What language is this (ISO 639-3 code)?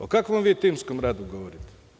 srp